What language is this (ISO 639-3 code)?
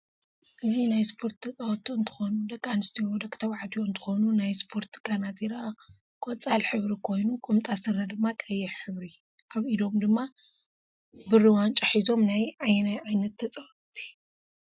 tir